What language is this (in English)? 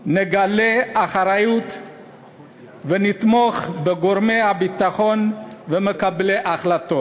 Hebrew